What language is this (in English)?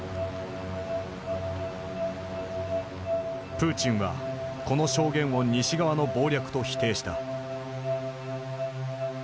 Japanese